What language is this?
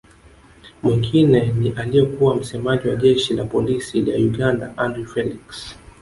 Swahili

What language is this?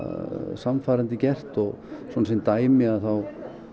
Icelandic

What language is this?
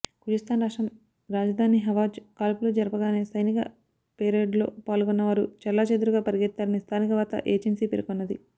Telugu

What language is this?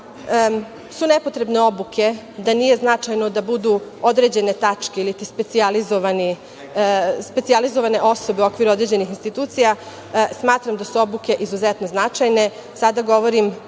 Serbian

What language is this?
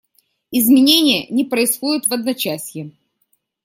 Russian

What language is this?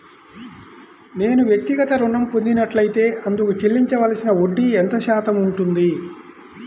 Telugu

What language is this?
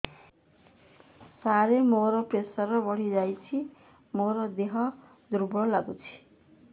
Odia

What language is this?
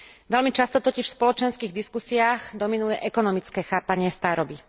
Slovak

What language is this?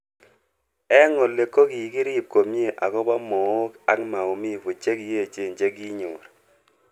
Kalenjin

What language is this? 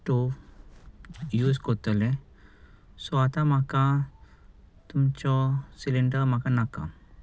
Konkani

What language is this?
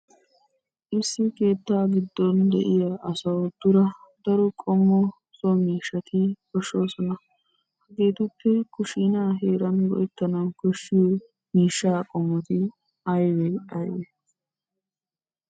Wolaytta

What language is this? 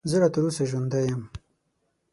Pashto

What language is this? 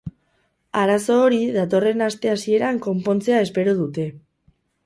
Basque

